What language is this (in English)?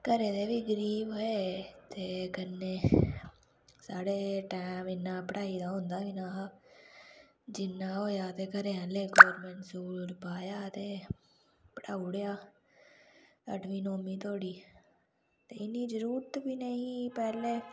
Dogri